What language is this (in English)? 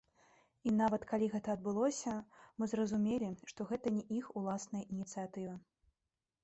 Belarusian